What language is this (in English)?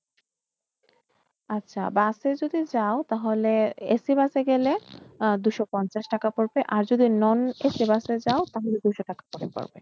Bangla